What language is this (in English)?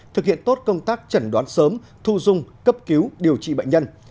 Vietnamese